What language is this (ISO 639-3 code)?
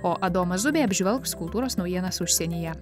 lit